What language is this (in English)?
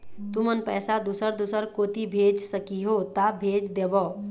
Chhattisgarhi